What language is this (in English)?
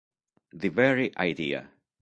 Italian